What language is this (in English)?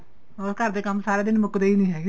Punjabi